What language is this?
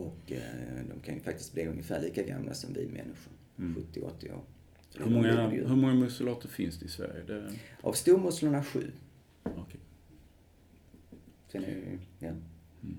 Swedish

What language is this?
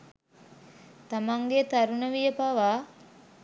Sinhala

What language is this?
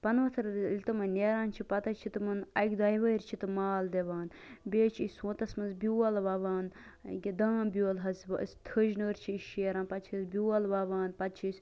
Kashmiri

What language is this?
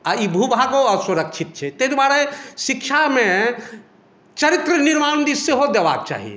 Maithili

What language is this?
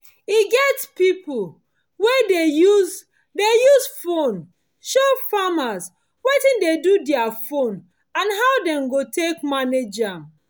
Nigerian Pidgin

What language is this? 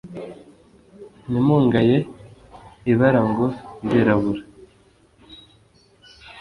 Kinyarwanda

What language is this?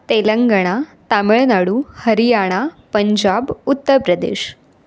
Marathi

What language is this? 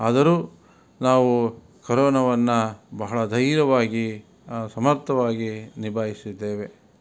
Kannada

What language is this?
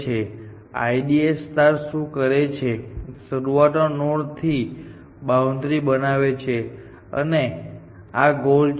Gujarati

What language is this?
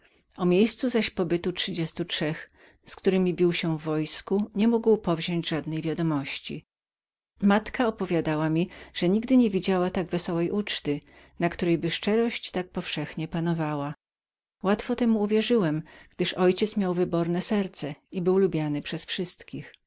Polish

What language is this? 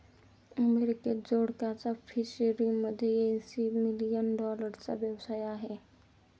Marathi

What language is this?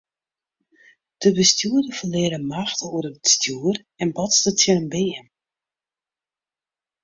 Western Frisian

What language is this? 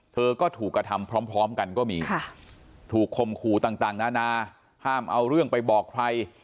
Thai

